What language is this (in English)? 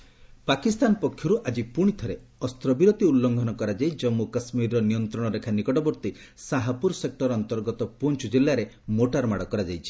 Odia